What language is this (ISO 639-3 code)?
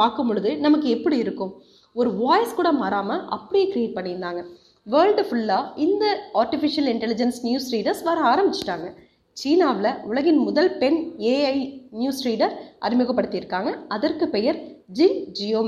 tam